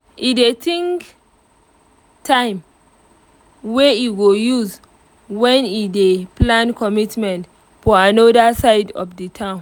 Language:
Nigerian Pidgin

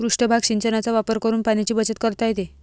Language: Marathi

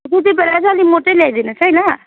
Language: Nepali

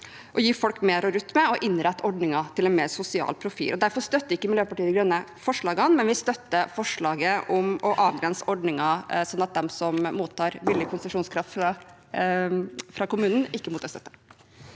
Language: Norwegian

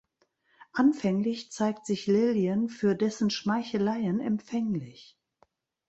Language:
German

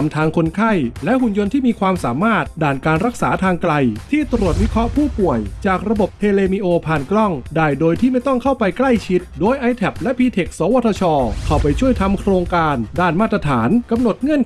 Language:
Thai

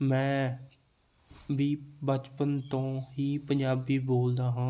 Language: Punjabi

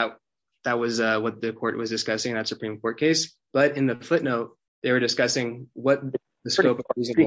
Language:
English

